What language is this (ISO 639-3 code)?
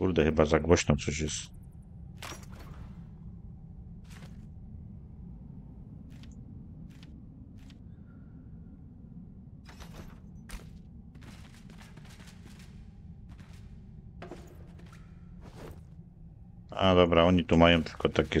pol